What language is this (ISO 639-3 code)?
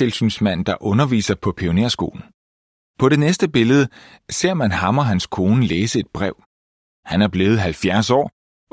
dan